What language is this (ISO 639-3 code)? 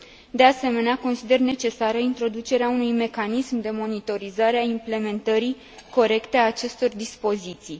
ron